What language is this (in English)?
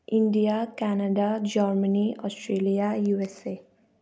Nepali